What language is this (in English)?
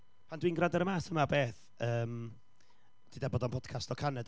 Welsh